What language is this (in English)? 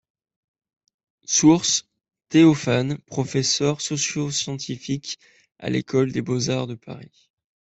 French